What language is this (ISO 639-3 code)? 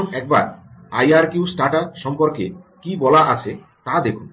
ben